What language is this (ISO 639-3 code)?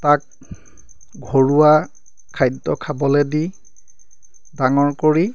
asm